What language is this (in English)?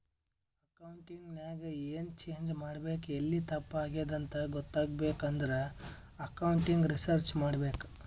Kannada